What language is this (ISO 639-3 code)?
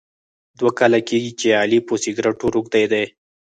pus